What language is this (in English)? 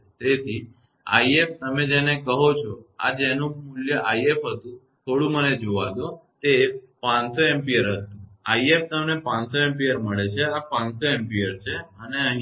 Gujarati